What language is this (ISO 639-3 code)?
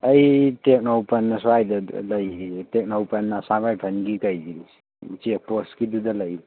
mni